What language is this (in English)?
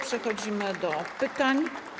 Polish